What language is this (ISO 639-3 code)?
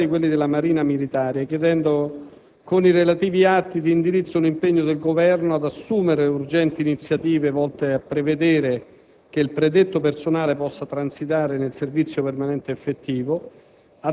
ita